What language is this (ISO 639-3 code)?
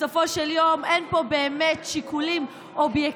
heb